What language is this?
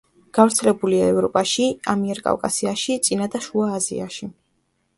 Georgian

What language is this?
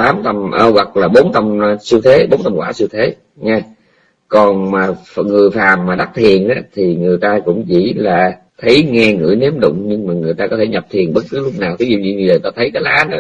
Vietnamese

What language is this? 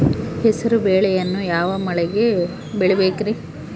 Kannada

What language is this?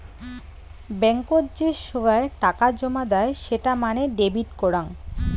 Bangla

